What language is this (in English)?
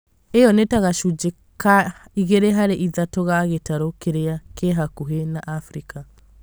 Kikuyu